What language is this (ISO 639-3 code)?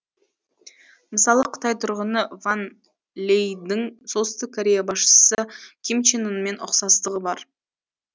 kaz